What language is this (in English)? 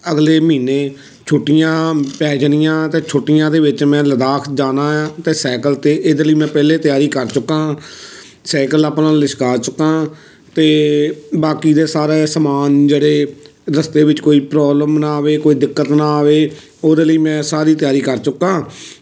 Punjabi